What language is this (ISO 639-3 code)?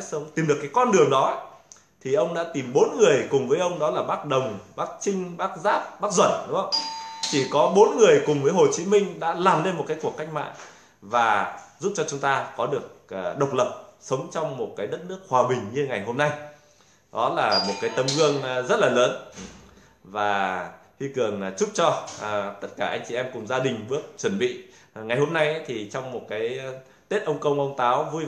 vie